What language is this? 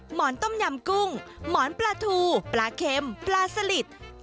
Thai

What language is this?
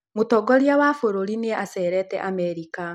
Kikuyu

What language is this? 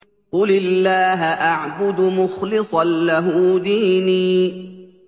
Arabic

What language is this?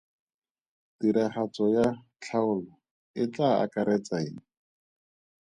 Tswana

